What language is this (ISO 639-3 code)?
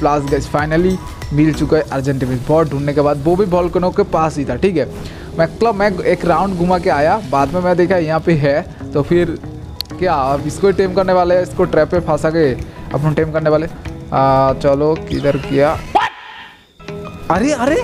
hin